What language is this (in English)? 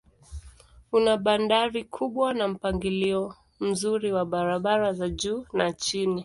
Swahili